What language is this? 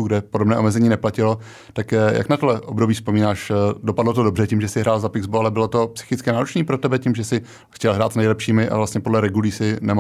Czech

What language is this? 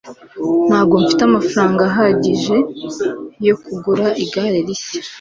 Kinyarwanda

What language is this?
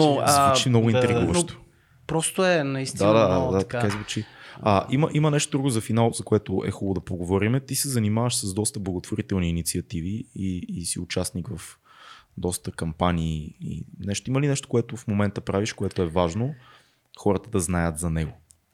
Bulgarian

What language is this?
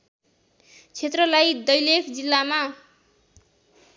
Nepali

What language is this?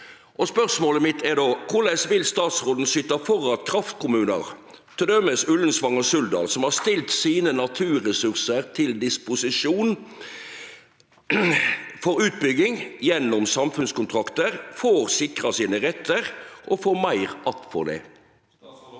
Norwegian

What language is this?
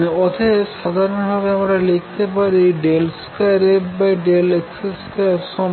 Bangla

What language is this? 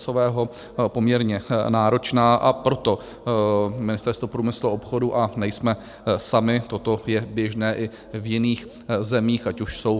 Czech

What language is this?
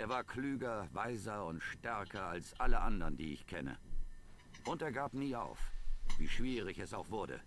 German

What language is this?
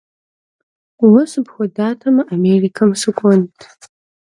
Kabardian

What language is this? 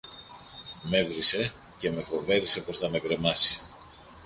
Greek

